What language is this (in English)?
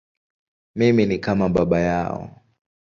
Swahili